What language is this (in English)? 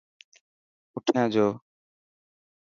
Dhatki